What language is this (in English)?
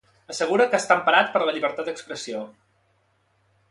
Catalan